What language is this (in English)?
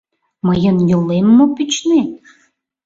Mari